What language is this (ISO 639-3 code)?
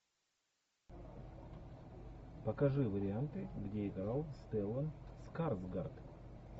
rus